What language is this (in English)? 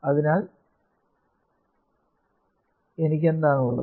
Malayalam